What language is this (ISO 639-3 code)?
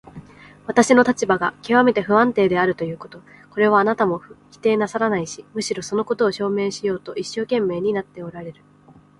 jpn